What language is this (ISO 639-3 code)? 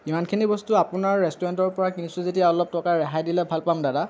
asm